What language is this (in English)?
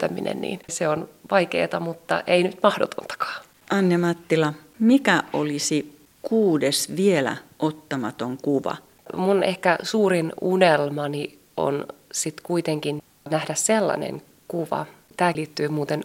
Finnish